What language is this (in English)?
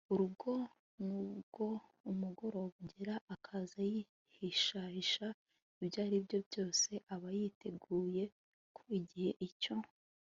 Kinyarwanda